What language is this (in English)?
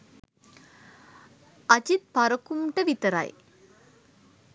Sinhala